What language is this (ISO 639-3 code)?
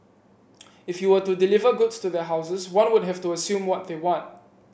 eng